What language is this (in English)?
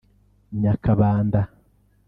Kinyarwanda